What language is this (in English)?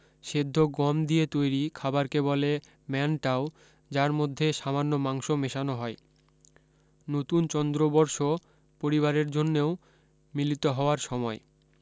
Bangla